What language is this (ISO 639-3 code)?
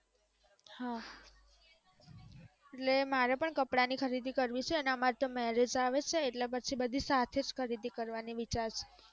guj